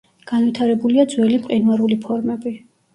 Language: Georgian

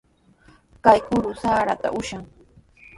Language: Sihuas Ancash Quechua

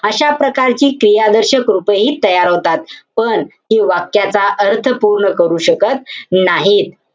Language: Marathi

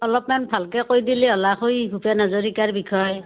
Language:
Assamese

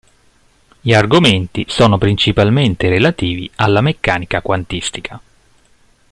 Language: Italian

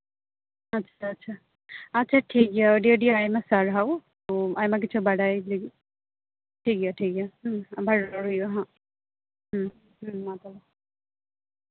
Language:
Santali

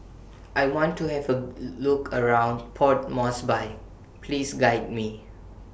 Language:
English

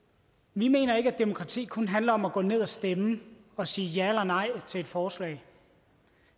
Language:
Danish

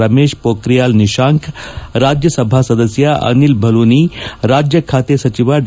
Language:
Kannada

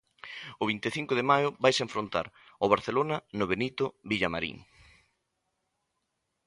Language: Galician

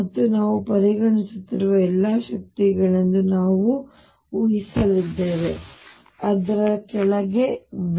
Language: Kannada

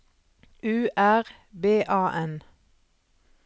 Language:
Norwegian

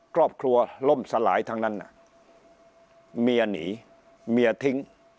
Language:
Thai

